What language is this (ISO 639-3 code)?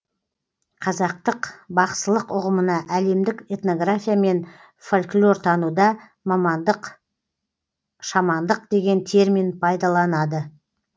kaz